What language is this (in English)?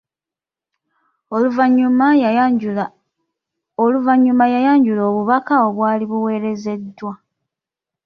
Ganda